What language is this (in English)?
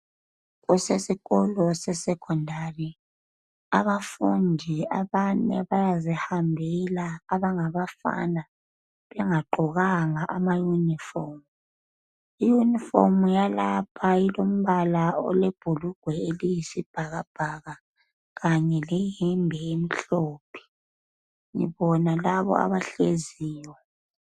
North Ndebele